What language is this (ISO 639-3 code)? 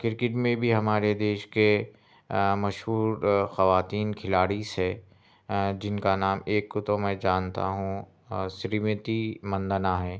urd